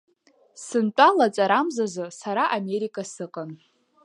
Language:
Abkhazian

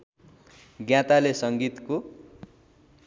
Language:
Nepali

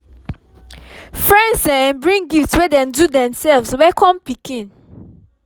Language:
Nigerian Pidgin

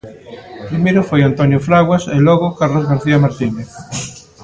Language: Galician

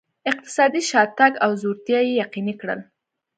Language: Pashto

